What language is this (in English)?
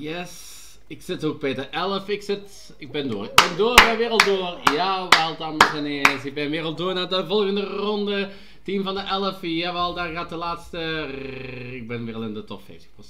Dutch